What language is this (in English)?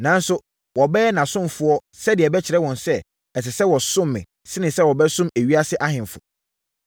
Akan